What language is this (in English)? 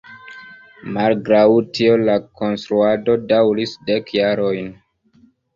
Esperanto